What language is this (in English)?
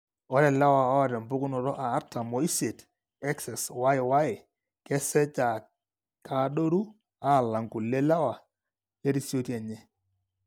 Masai